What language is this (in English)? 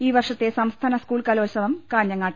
Malayalam